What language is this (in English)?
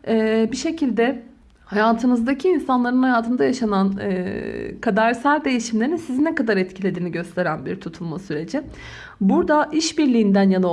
Turkish